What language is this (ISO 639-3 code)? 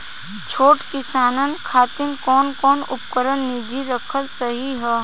bho